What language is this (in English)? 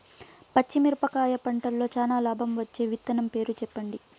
Telugu